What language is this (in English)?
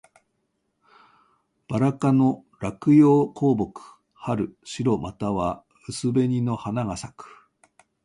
Japanese